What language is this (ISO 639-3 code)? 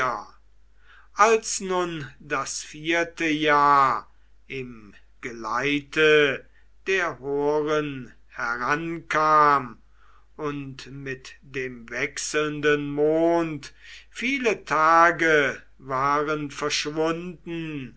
deu